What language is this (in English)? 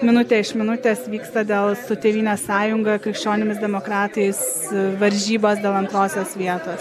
Lithuanian